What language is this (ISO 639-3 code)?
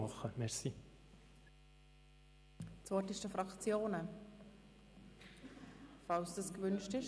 gsw